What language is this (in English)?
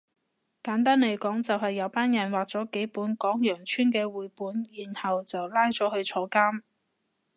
Cantonese